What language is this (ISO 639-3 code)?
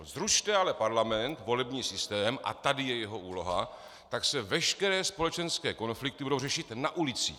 ces